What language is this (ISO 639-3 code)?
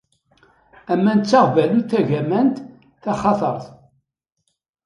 kab